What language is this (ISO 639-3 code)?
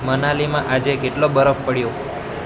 guj